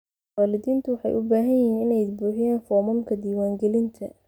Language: Somali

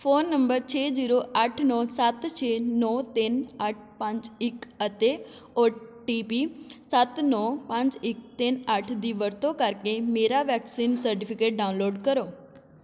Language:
Punjabi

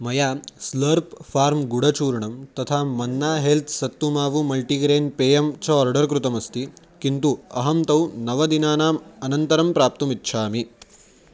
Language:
Sanskrit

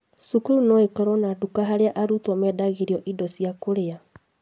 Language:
Kikuyu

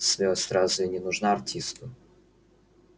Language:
Russian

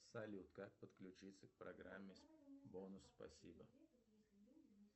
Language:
Russian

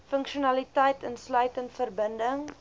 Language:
Afrikaans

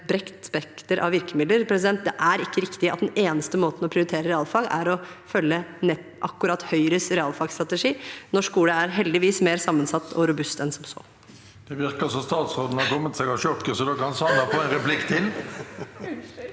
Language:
Norwegian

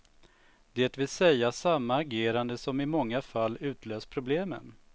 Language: Swedish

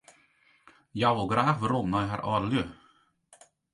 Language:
Western Frisian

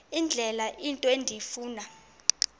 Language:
Xhosa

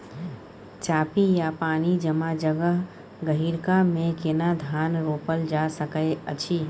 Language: Maithili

